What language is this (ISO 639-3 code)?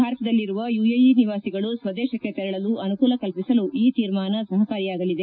kan